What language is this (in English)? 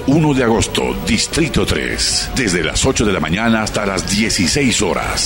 Spanish